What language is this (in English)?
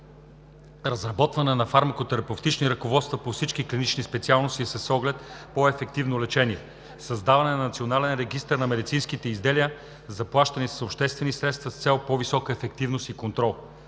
Bulgarian